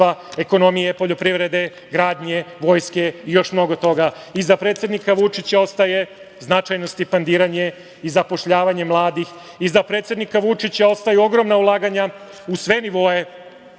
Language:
Serbian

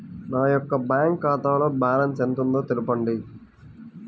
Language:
Telugu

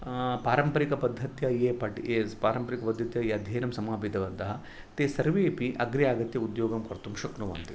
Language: Sanskrit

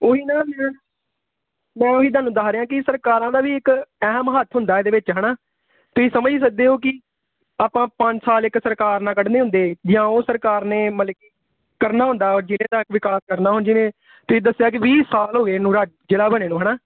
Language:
Punjabi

